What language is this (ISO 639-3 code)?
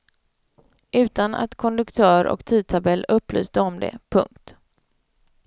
swe